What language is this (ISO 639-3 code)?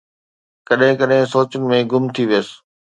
snd